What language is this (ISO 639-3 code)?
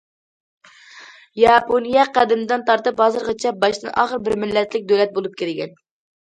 uig